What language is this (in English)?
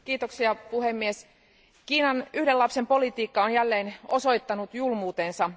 Finnish